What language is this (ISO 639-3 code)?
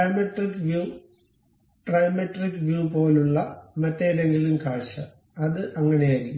mal